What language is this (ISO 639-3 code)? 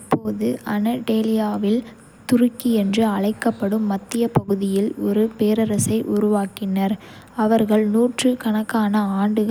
kfe